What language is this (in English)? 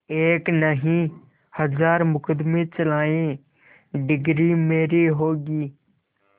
Hindi